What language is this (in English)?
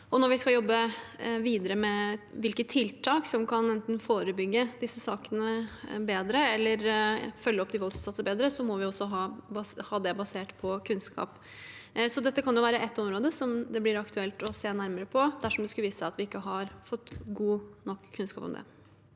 Norwegian